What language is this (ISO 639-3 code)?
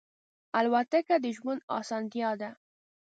pus